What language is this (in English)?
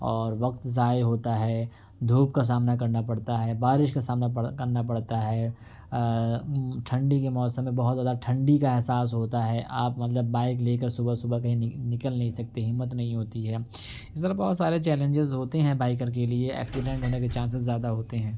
Urdu